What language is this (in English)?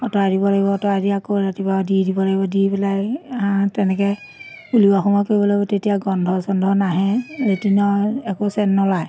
Assamese